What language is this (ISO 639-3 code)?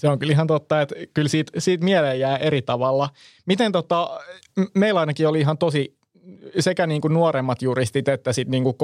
fin